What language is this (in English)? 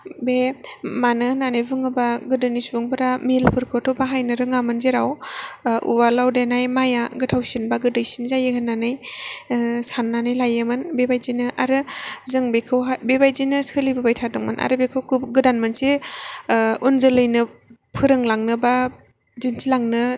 Bodo